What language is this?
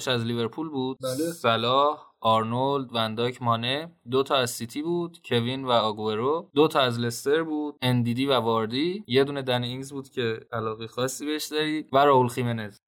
Persian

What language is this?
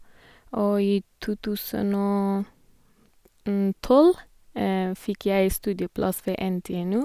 Norwegian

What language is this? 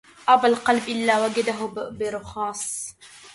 Arabic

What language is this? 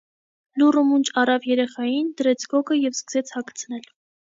Armenian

